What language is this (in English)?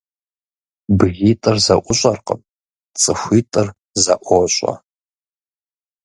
Kabardian